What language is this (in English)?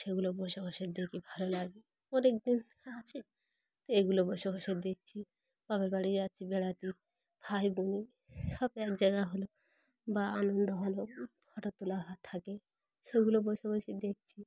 Bangla